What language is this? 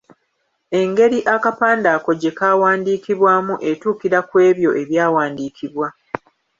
Ganda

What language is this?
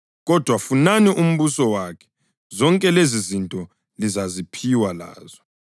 North Ndebele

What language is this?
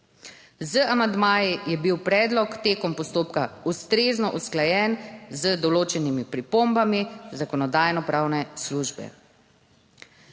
Slovenian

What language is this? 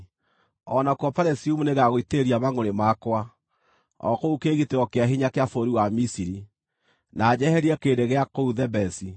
Kikuyu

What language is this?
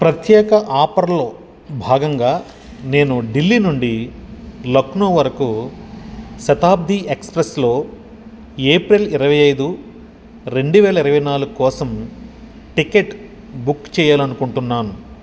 Telugu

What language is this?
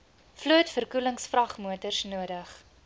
Afrikaans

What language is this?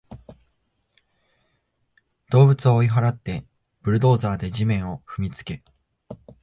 Japanese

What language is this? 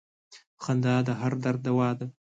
Pashto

